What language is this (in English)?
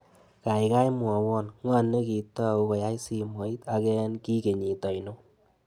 Kalenjin